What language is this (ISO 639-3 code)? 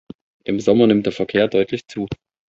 deu